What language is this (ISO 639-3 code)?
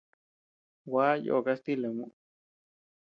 cux